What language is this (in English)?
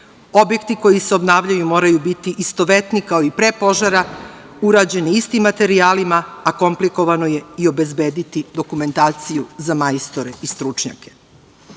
Serbian